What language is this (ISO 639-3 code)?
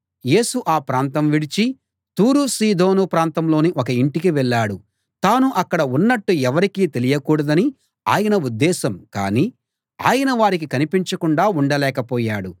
tel